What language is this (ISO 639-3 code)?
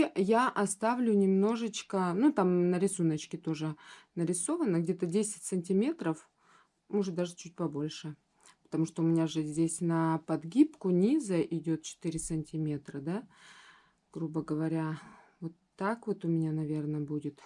rus